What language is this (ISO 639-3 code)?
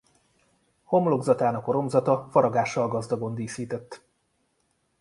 hun